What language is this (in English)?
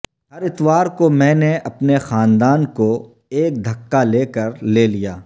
Urdu